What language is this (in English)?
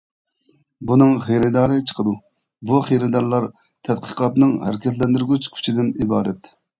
Uyghur